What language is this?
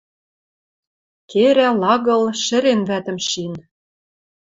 Western Mari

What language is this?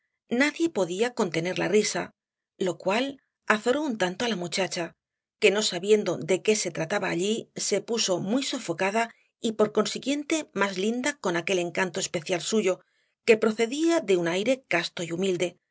Spanish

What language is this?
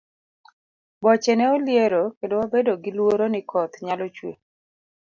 Luo (Kenya and Tanzania)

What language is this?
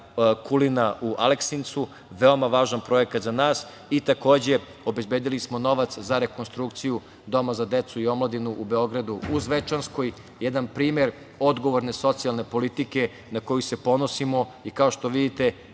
Serbian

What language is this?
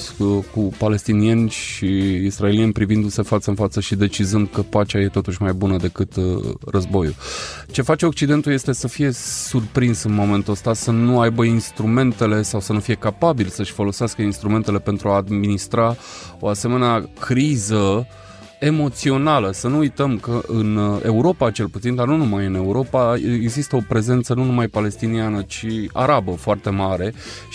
Romanian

